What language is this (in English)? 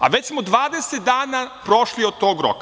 Serbian